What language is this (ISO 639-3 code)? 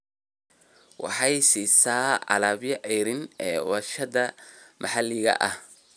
som